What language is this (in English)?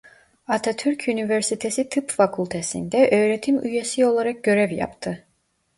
Turkish